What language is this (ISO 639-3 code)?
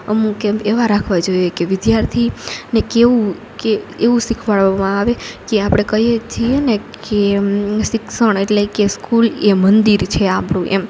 guj